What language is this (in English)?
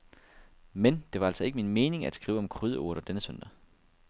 Danish